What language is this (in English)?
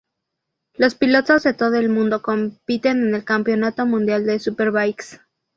Spanish